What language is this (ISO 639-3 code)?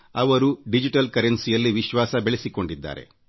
kan